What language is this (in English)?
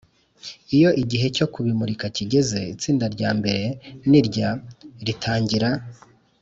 Kinyarwanda